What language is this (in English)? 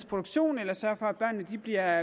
Danish